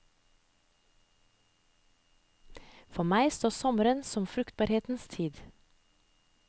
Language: Norwegian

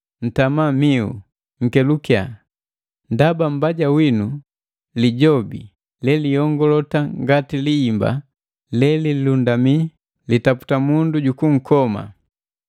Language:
Matengo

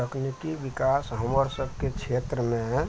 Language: Maithili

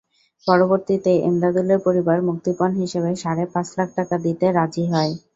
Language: Bangla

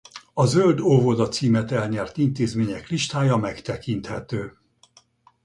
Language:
Hungarian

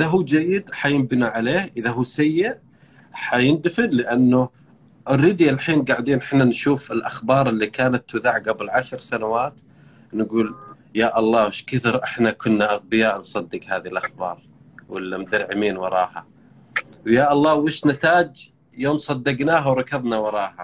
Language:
Arabic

